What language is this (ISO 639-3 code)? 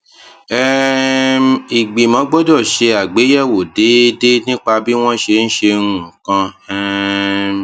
yor